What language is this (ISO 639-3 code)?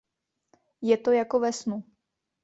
ces